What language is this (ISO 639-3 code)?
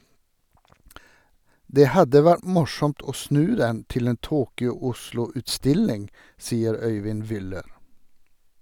nor